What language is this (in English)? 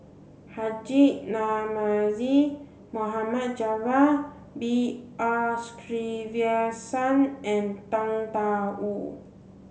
English